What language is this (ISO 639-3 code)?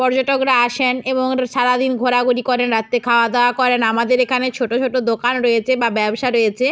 ben